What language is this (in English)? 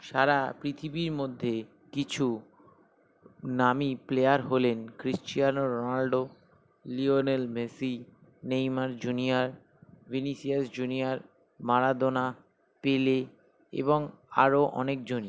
Bangla